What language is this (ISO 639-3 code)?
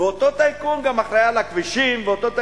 heb